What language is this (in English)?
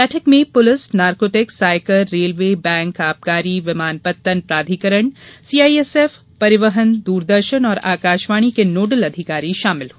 Hindi